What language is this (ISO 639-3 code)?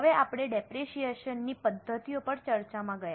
guj